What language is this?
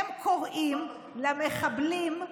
Hebrew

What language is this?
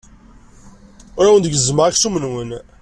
Kabyle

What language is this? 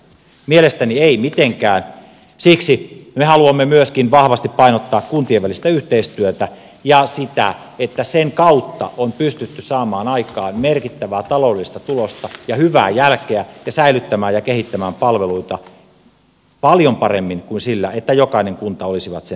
Finnish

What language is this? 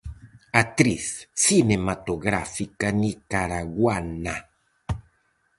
Galician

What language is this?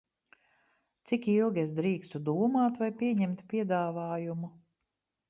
Latvian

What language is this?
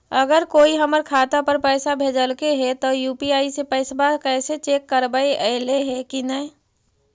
Magahi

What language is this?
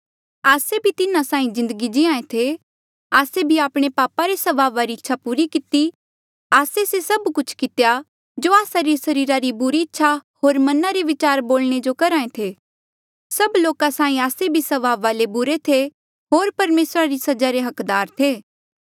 Mandeali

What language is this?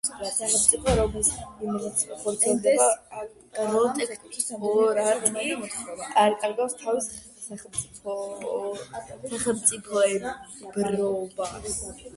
Georgian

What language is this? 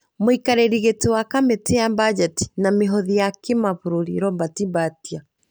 Kikuyu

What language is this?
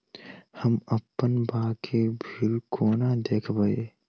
Maithili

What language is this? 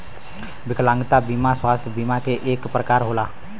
Bhojpuri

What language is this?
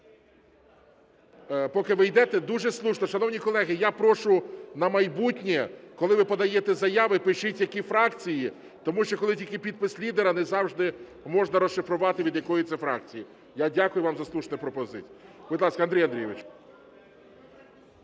Ukrainian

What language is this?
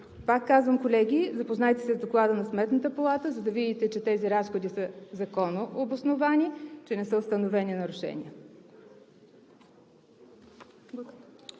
Bulgarian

